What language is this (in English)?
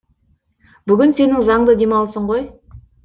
Kazakh